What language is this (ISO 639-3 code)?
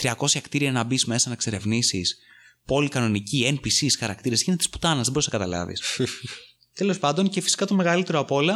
ell